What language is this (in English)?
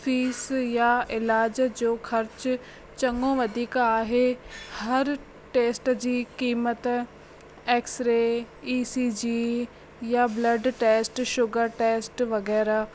Sindhi